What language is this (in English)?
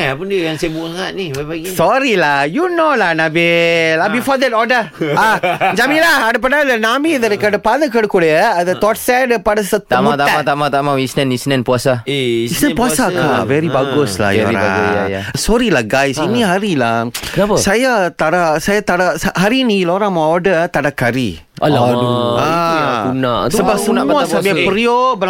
Malay